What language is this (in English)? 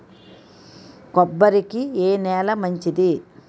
Telugu